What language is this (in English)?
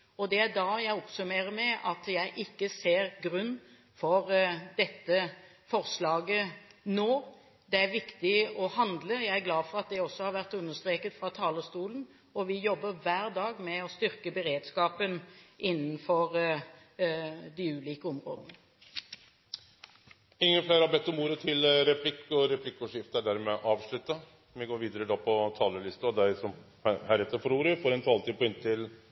Norwegian